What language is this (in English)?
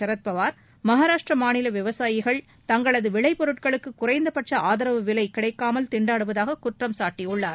Tamil